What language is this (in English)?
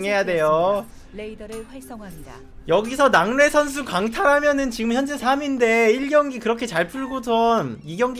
Korean